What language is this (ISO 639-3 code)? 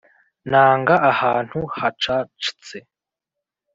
kin